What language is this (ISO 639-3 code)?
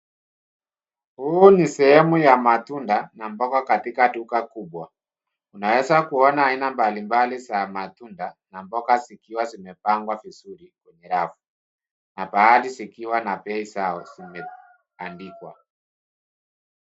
swa